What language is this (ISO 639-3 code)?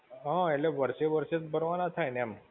guj